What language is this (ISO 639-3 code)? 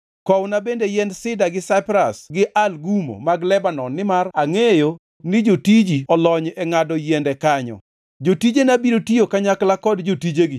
luo